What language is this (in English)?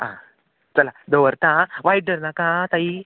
Konkani